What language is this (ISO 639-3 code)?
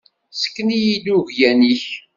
kab